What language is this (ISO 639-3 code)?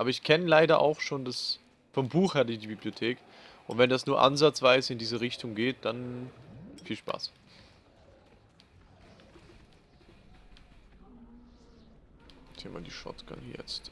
deu